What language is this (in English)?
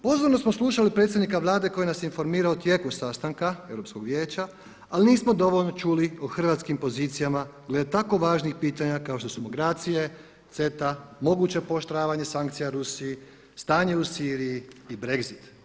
Croatian